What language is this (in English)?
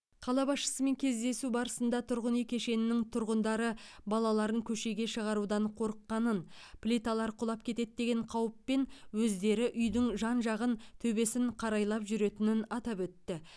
Kazakh